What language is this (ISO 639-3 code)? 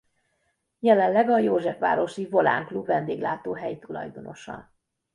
hun